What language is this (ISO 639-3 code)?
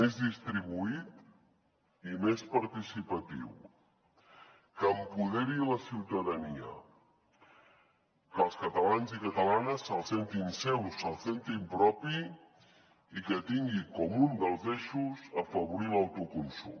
cat